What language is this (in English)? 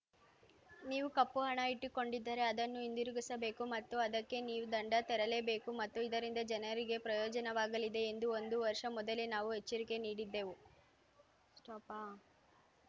Kannada